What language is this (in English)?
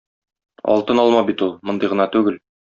Tatar